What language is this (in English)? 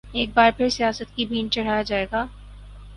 Urdu